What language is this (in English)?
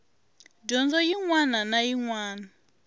Tsonga